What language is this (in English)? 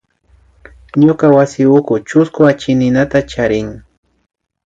Imbabura Highland Quichua